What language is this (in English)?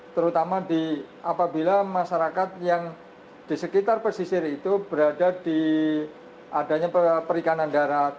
Indonesian